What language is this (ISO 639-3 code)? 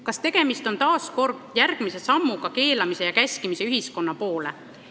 est